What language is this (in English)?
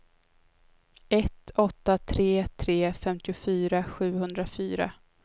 Swedish